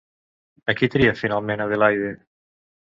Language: Catalan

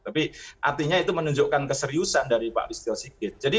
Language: Indonesian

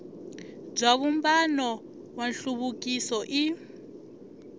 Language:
Tsonga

